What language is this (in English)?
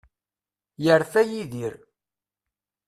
Kabyle